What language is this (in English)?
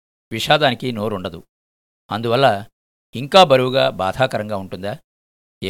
Telugu